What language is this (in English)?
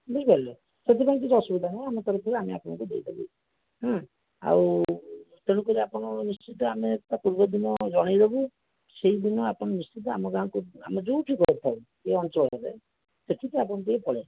Odia